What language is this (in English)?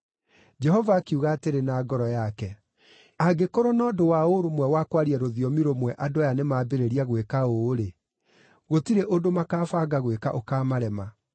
Kikuyu